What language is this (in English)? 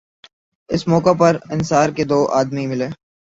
Urdu